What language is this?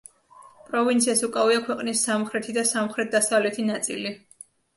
Georgian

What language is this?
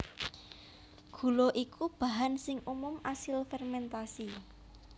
Javanese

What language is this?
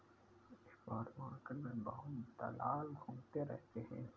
Hindi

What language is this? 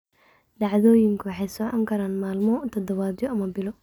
Somali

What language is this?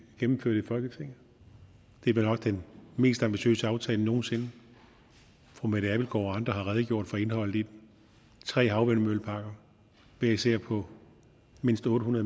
Danish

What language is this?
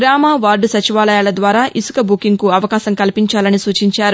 Telugu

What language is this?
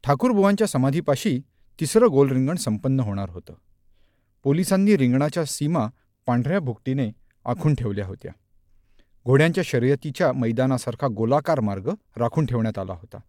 Marathi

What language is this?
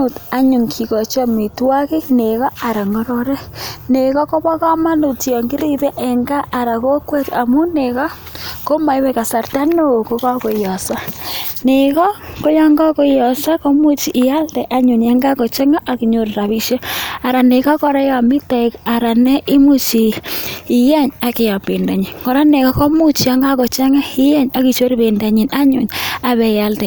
Kalenjin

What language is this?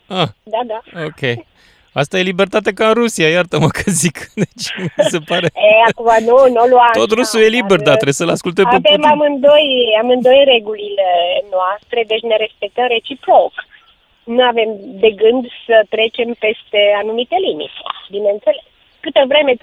Romanian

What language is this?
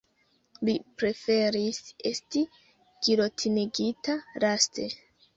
Esperanto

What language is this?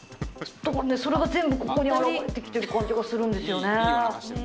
Japanese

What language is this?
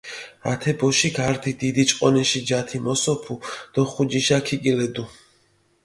Mingrelian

